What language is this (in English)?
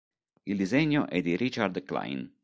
Italian